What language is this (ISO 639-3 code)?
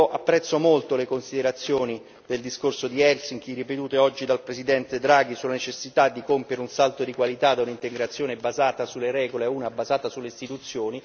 ita